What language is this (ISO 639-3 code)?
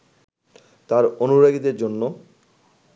ben